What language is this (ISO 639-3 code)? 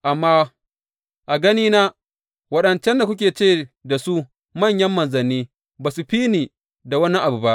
hau